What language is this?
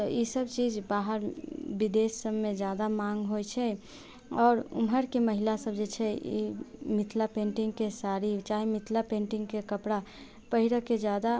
Maithili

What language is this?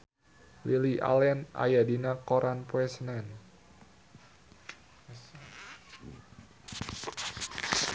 Sundanese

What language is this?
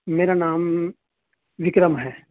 Urdu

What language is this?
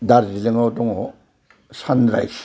Bodo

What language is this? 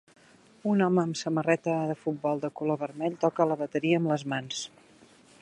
Catalan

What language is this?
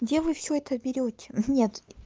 Russian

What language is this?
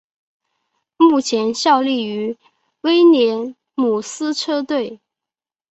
Chinese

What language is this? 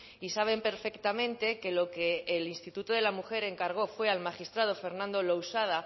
Spanish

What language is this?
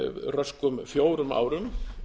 Icelandic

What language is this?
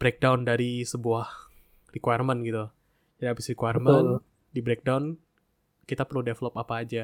Indonesian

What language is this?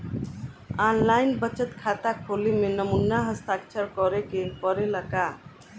Bhojpuri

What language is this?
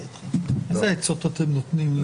Hebrew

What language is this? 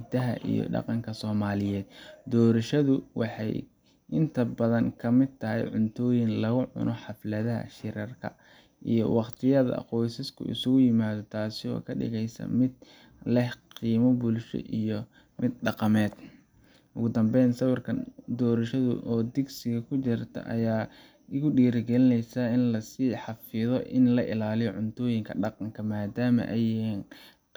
Somali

